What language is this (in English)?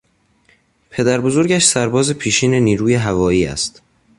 Persian